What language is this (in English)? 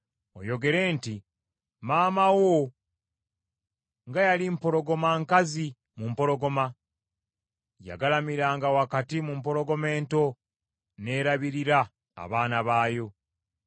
Ganda